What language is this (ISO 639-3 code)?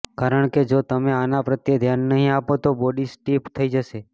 guj